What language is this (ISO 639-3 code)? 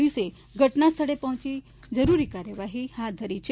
guj